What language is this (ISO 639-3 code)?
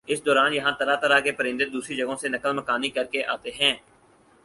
urd